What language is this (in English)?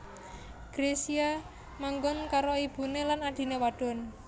Javanese